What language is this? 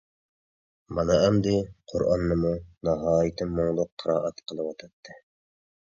Uyghur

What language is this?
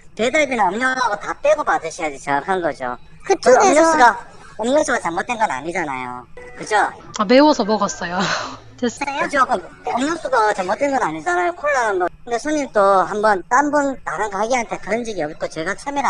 Korean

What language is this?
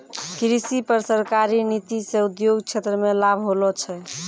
Maithili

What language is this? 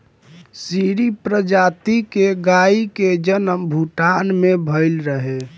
Bhojpuri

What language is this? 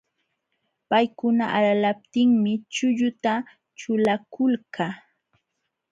Jauja Wanca Quechua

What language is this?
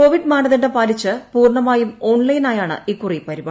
Malayalam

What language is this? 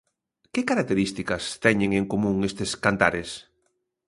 Galician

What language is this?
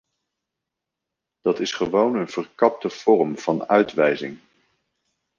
Dutch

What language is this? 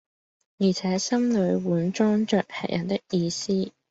Cantonese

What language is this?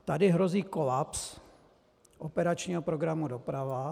Czech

